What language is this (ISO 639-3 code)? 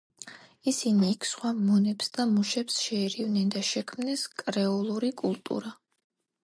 kat